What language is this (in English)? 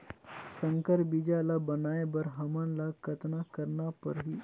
Chhattisgarhi